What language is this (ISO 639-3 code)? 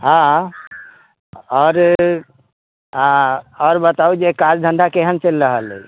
mai